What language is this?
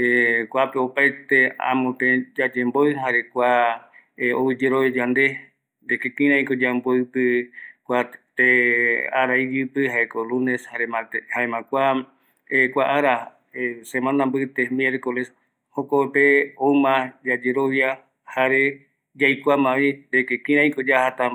Eastern Bolivian Guaraní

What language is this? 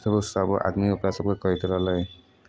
Maithili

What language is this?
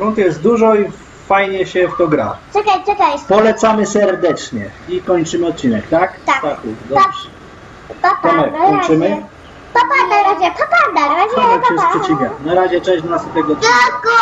Polish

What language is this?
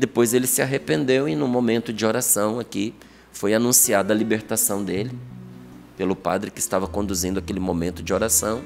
Portuguese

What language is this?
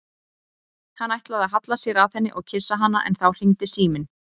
Icelandic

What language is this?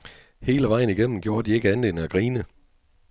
Danish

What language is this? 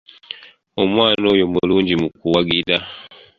Ganda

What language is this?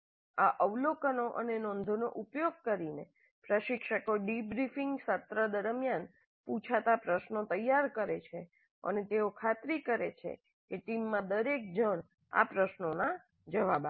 Gujarati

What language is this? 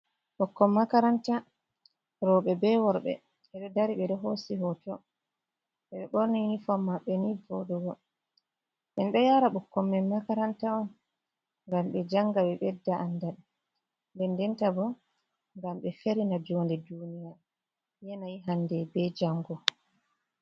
Fula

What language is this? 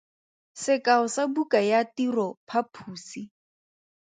Tswana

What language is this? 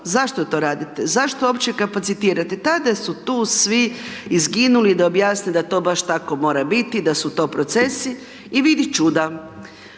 Croatian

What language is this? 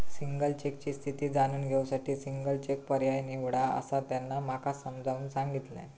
Marathi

